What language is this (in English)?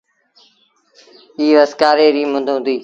Sindhi Bhil